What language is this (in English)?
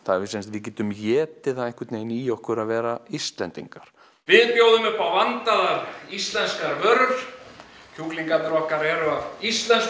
Icelandic